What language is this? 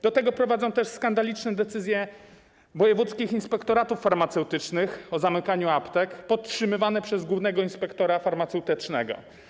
Polish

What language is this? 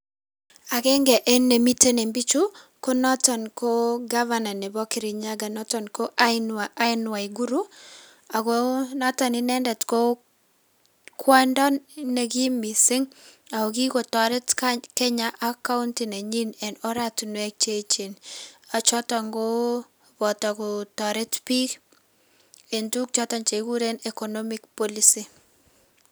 Kalenjin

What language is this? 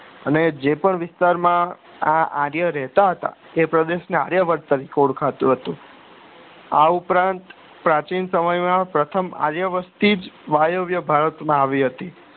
Gujarati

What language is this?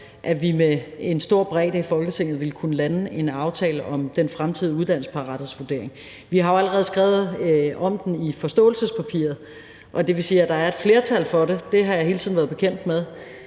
Danish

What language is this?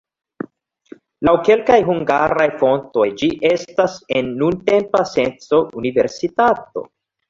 Esperanto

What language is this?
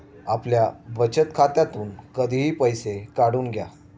Marathi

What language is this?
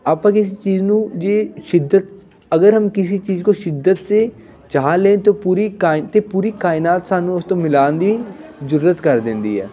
Punjabi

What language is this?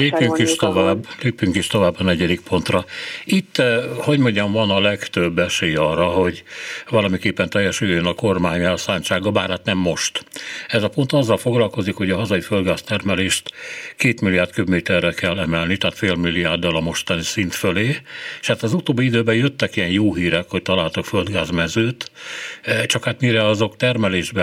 Hungarian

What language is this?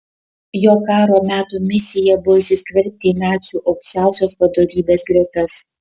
Lithuanian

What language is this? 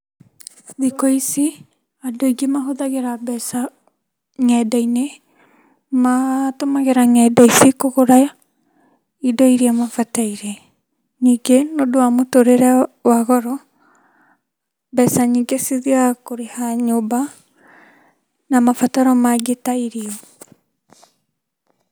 Kikuyu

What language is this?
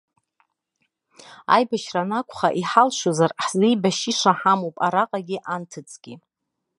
Abkhazian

